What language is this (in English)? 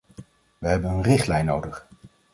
Dutch